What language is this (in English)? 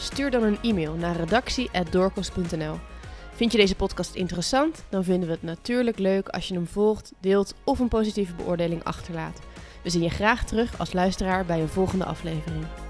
Dutch